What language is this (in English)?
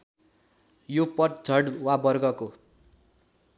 Nepali